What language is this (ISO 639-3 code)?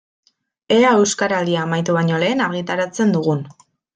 eus